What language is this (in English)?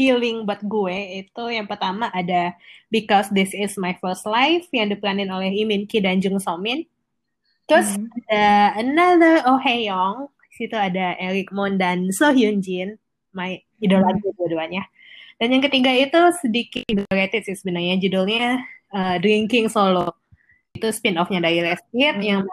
Indonesian